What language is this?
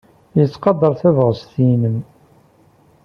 Kabyle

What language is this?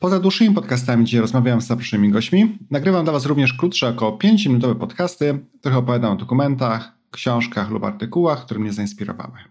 Polish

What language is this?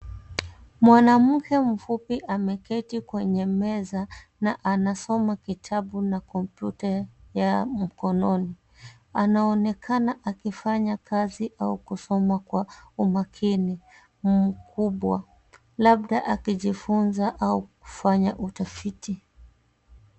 Swahili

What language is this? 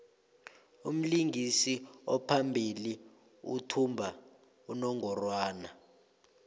South Ndebele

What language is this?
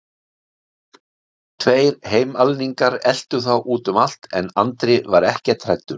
Icelandic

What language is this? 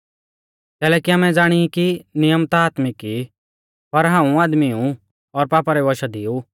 Mahasu Pahari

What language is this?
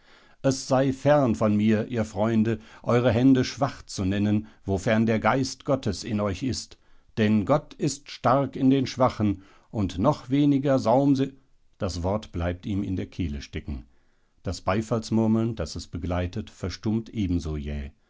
German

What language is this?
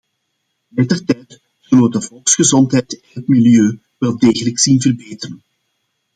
Dutch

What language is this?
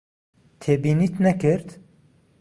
Central Kurdish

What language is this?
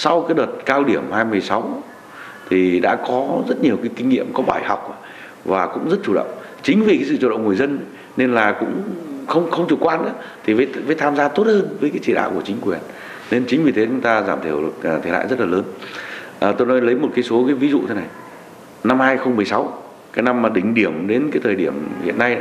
Vietnamese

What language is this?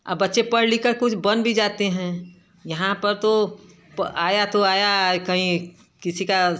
Hindi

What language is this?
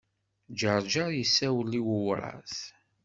Kabyle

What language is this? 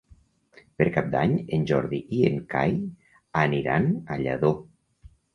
Catalan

